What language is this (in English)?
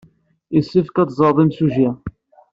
Kabyle